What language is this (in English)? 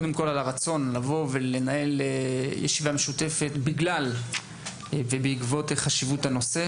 Hebrew